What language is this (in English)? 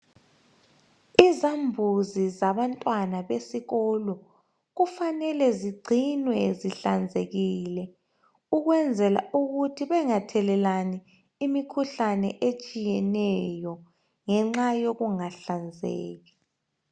North Ndebele